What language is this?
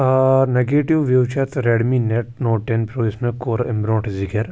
Kashmiri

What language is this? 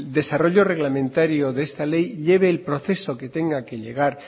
Spanish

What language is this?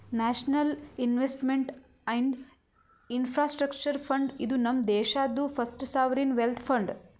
Kannada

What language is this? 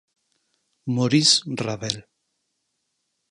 Galician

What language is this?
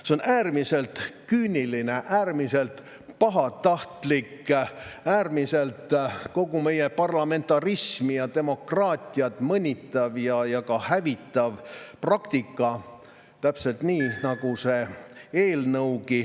Estonian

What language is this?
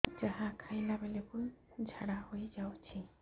Odia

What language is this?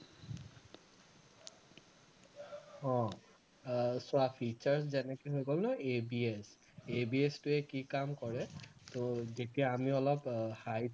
Assamese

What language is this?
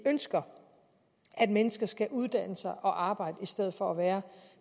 Danish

